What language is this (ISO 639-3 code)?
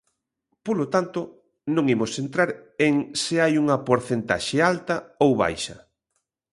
glg